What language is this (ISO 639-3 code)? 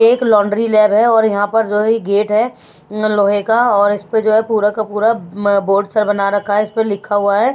hin